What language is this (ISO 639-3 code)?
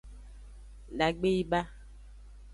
ajg